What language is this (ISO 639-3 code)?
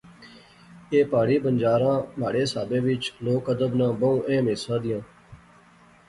phr